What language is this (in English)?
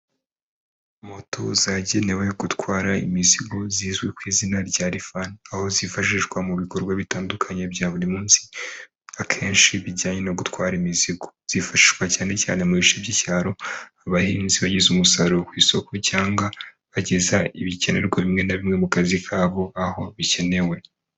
Kinyarwanda